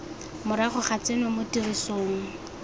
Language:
Tswana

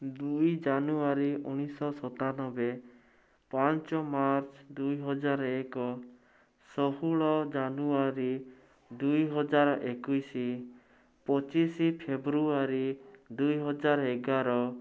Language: Odia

